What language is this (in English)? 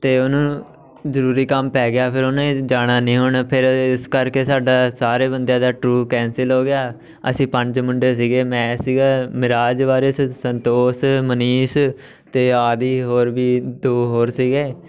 Punjabi